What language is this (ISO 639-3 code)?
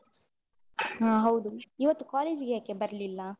kan